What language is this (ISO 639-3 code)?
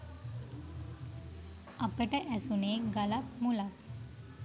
sin